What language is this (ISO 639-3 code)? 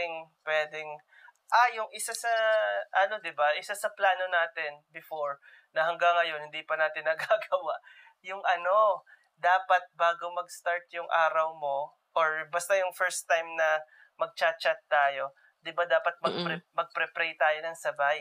fil